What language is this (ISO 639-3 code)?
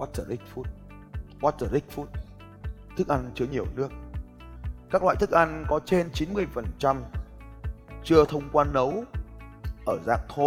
vie